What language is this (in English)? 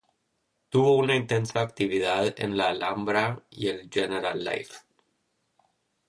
Spanish